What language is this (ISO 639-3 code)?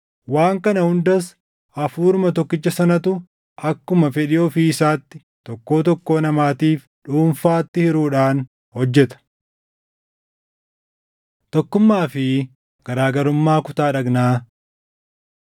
orm